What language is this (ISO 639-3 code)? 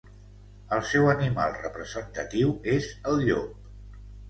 cat